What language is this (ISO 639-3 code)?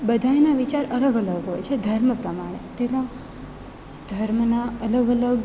guj